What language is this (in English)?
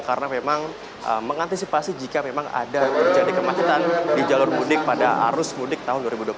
Indonesian